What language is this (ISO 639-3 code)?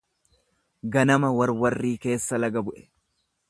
orm